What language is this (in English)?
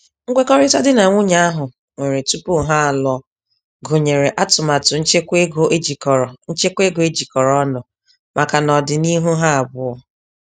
Igbo